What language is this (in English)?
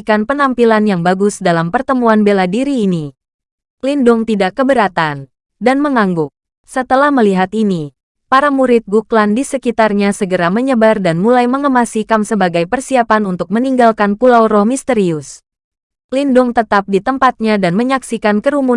Indonesian